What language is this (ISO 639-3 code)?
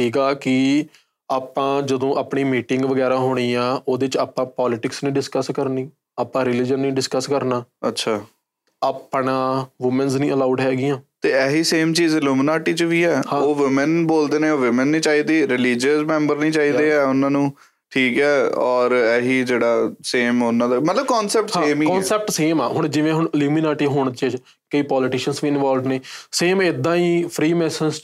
pan